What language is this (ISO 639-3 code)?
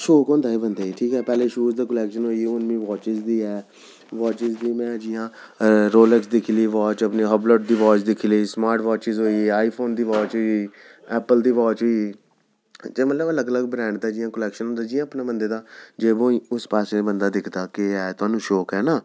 doi